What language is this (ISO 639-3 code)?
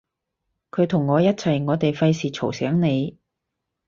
yue